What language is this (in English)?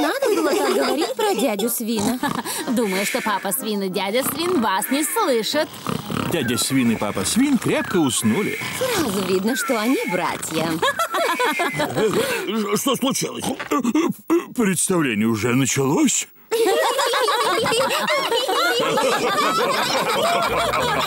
Russian